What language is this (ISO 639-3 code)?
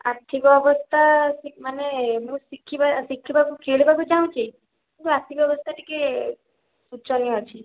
ori